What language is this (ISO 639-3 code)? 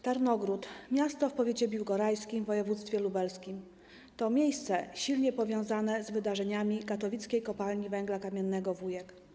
pol